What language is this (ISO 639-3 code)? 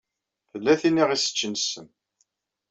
kab